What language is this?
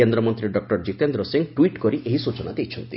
Odia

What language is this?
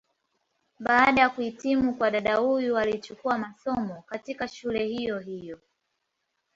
Swahili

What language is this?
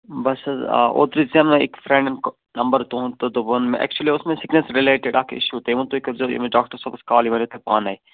Kashmiri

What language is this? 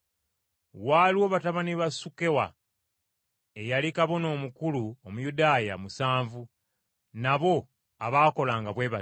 Ganda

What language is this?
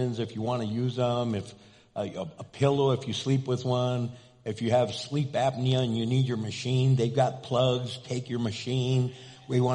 English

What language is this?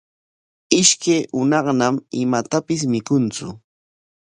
Corongo Ancash Quechua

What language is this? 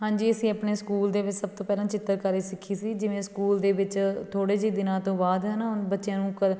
Punjabi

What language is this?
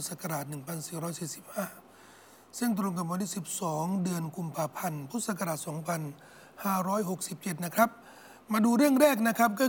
Thai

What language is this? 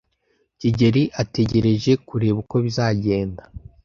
Kinyarwanda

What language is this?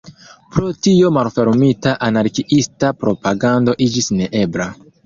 Esperanto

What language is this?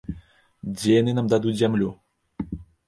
Belarusian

